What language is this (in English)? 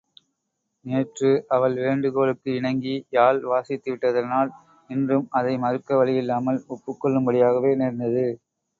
Tamil